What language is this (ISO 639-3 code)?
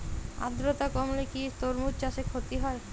ben